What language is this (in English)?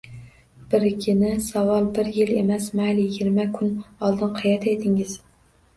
Uzbek